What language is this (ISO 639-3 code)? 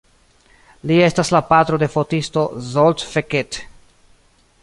epo